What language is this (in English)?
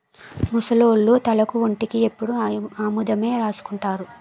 Telugu